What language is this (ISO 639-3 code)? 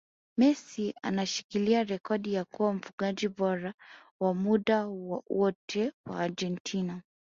swa